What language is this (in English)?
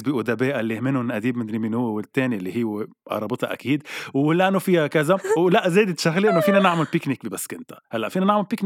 Arabic